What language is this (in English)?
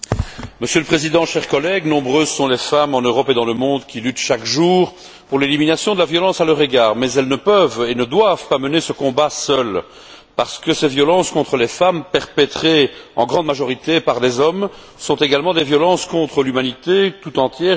French